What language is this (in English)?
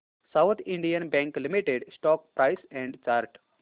Marathi